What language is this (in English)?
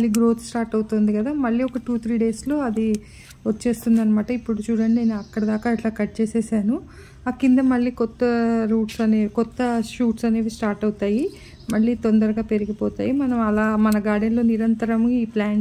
Telugu